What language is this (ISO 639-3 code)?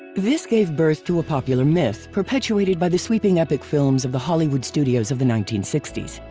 eng